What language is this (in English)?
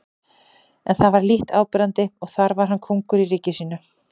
Icelandic